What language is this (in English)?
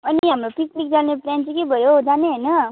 Nepali